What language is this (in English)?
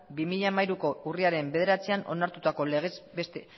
Basque